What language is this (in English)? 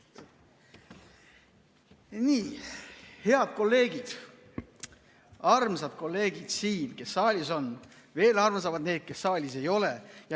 Estonian